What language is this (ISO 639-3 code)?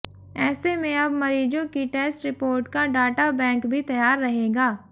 hin